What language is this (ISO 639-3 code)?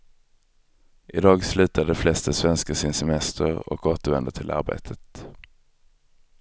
swe